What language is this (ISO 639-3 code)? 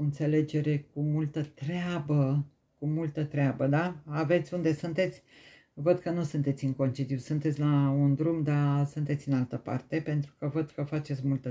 ron